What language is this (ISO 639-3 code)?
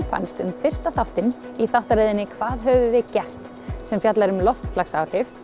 isl